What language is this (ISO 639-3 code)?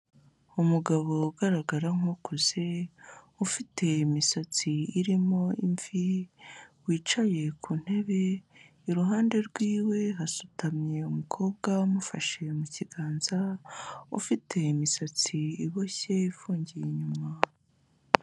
kin